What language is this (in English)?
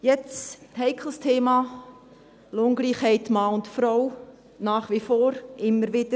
Swiss German